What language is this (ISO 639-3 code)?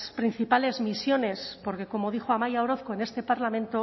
spa